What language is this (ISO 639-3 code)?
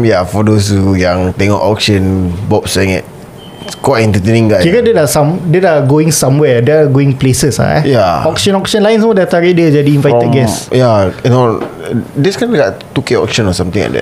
msa